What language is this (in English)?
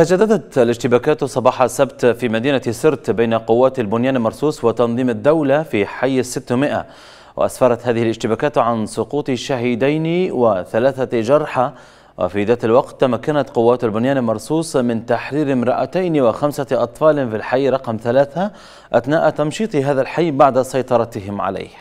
Arabic